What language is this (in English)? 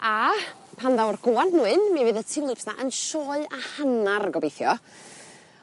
Welsh